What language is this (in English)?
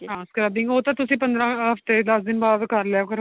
Punjabi